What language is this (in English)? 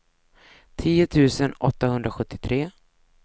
Swedish